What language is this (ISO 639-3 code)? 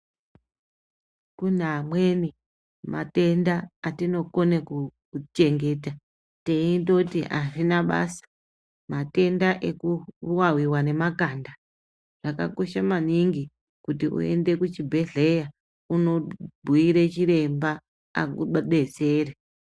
ndc